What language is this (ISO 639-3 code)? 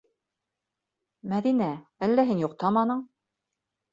bak